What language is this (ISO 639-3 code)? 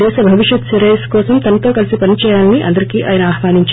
tel